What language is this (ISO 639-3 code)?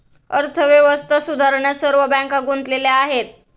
mar